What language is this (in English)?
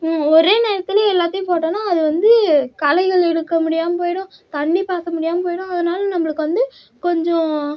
Tamil